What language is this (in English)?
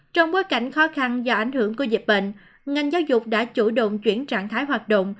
Vietnamese